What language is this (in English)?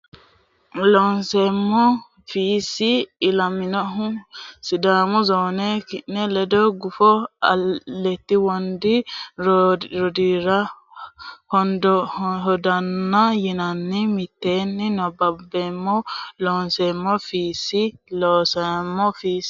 Sidamo